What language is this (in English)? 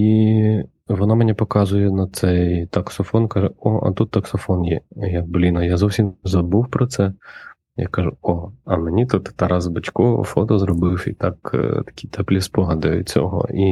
Ukrainian